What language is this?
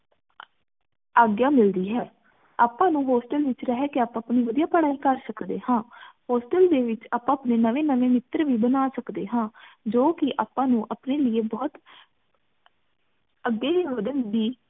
Punjabi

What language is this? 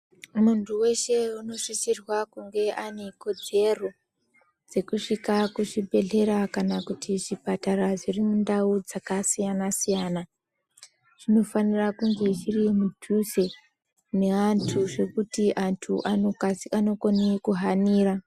Ndau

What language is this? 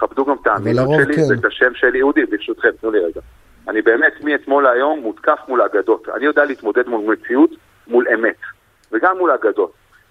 Hebrew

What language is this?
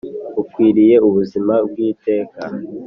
Kinyarwanda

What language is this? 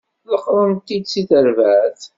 Kabyle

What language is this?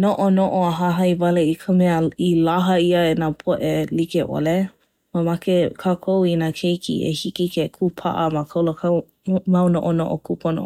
Hawaiian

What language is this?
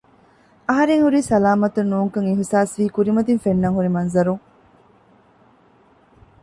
Divehi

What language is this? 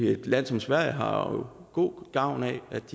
Danish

